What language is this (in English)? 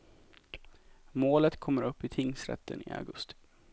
Swedish